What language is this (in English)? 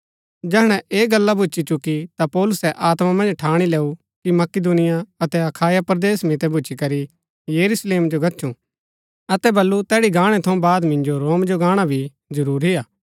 Gaddi